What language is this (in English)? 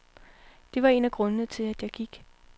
Danish